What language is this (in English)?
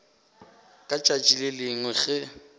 Northern Sotho